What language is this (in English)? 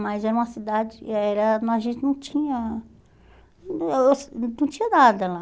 Portuguese